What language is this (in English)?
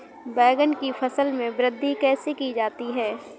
Hindi